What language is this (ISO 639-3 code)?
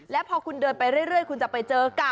tha